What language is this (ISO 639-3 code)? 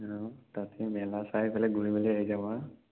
asm